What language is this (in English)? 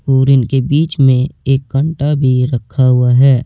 Hindi